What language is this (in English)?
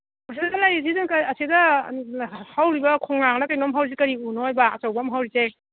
Manipuri